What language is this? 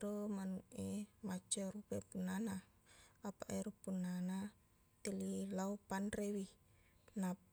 Buginese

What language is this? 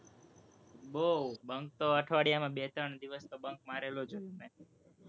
Gujarati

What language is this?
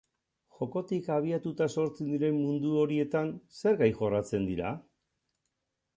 Basque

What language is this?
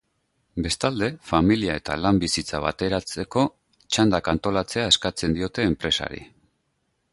Basque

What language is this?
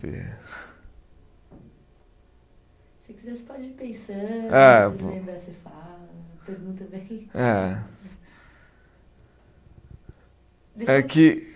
Portuguese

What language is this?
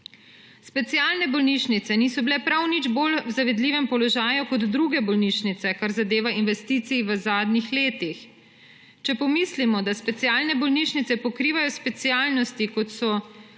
Slovenian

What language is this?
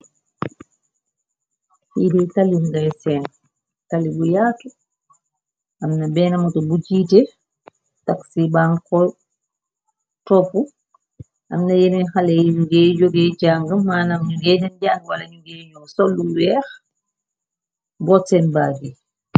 Wolof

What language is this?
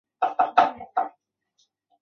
Chinese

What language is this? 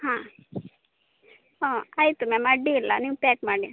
Kannada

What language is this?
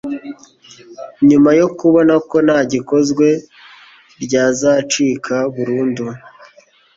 Kinyarwanda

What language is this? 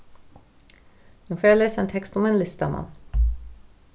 Faroese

